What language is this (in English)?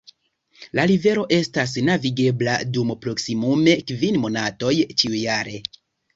Esperanto